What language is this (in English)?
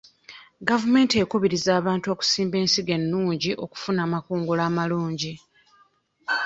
Ganda